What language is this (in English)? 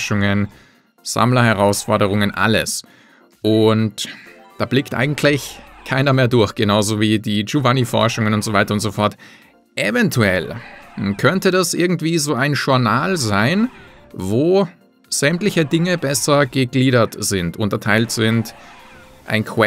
German